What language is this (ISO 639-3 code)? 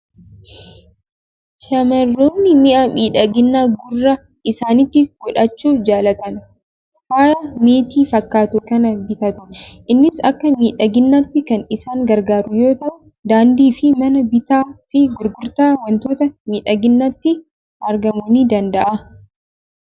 orm